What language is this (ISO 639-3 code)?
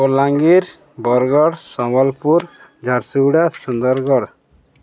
ori